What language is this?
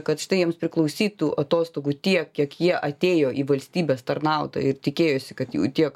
Lithuanian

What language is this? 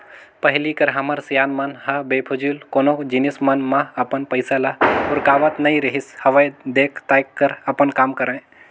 Chhattisgarhi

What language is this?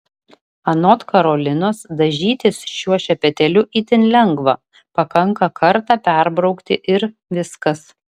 Lithuanian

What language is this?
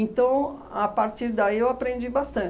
Portuguese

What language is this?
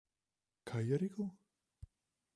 Slovenian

